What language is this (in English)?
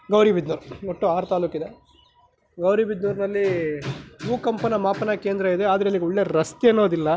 Kannada